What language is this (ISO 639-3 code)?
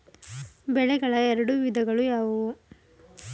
kan